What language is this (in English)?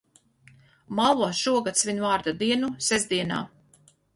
Latvian